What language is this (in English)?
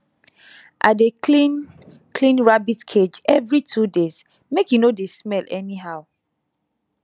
Nigerian Pidgin